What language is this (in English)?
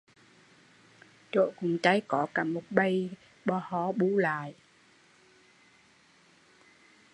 Vietnamese